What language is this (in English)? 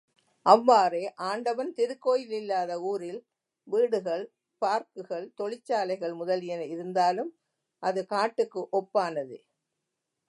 Tamil